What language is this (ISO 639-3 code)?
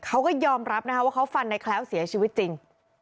tha